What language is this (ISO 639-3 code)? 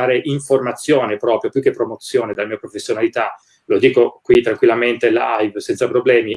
ita